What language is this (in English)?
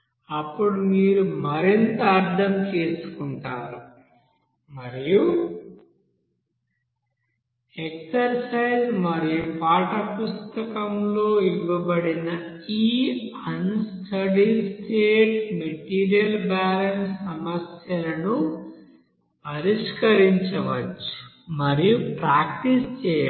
Telugu